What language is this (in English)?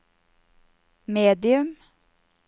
Norwegian